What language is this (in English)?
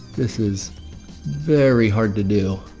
English